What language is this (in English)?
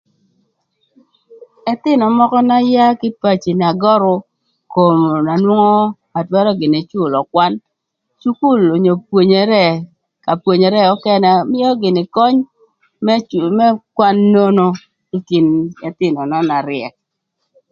Thur